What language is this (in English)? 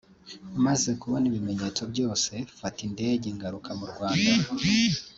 Kinyarwanda